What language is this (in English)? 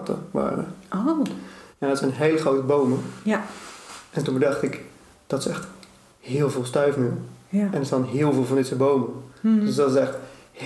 Dutch